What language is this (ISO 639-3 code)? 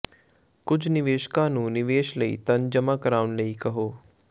pan